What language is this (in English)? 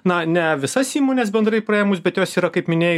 Lithuanian